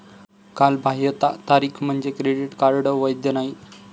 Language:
Marathi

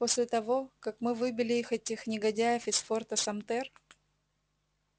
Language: Russian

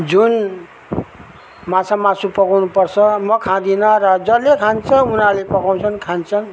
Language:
Nepali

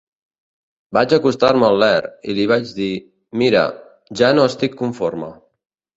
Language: Catalan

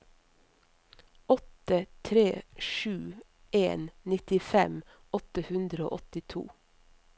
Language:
Norwegian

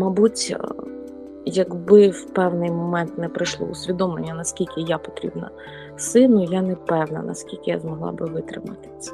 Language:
Ukrainian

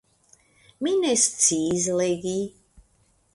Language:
Esperanto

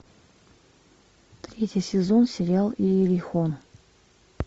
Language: Russian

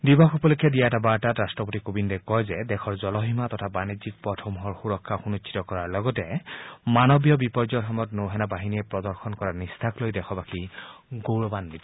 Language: Assamese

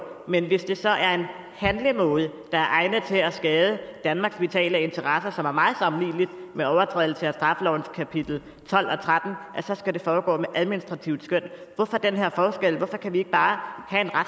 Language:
Danish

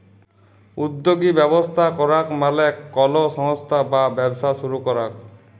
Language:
Bangla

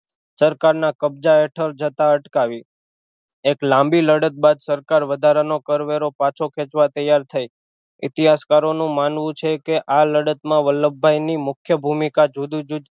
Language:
Gujarati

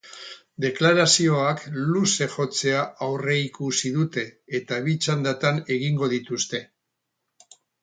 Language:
Basque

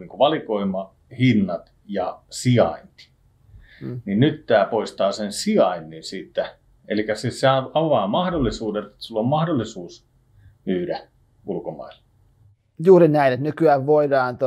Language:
Finnish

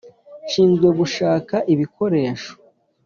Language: Kinyarwanda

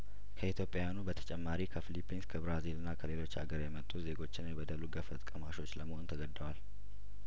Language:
Amharic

